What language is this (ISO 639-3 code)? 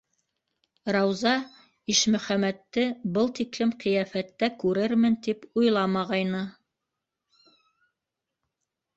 bak